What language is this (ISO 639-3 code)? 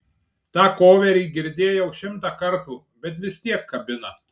lit